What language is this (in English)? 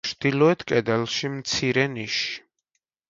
Georgian